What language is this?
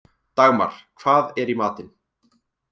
Icelandic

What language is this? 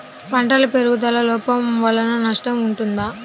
Telugu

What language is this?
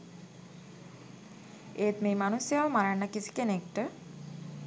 Sinhala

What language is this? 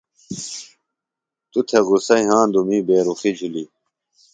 Phalura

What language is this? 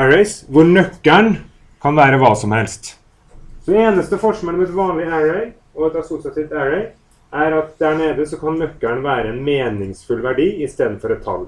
Norwegian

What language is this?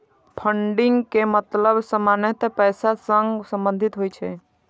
Maithili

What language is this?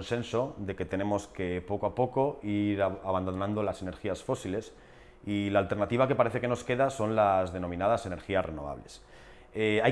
Spanish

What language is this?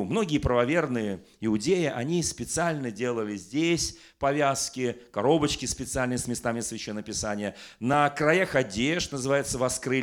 Russian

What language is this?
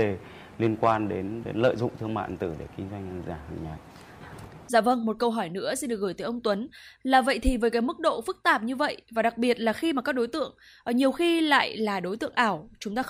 Vietnamese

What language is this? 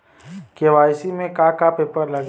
Bhojpuri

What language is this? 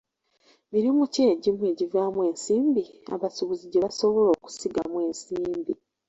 Ganda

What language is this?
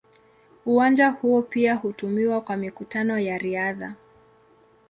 Swahili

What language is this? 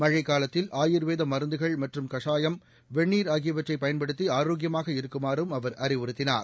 Tamil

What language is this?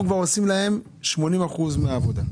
Hebrew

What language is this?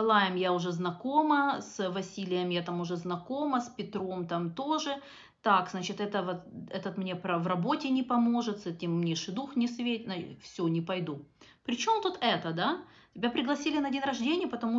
Russian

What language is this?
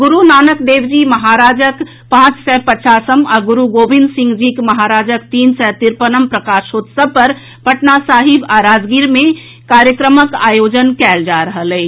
Maithili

